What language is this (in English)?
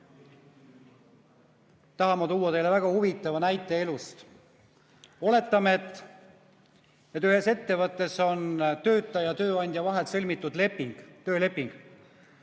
Estonian